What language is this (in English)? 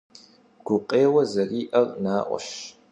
Kabardian